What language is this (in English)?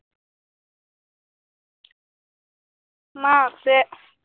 Assamese